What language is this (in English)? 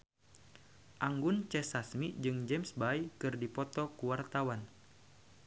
Sundanese